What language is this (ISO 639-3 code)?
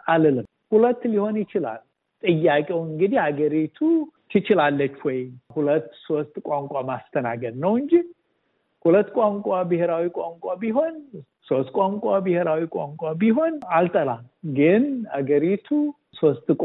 amh